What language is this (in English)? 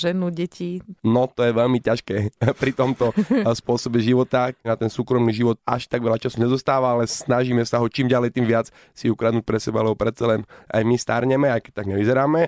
Slovak